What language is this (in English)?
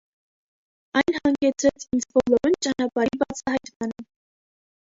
Armenian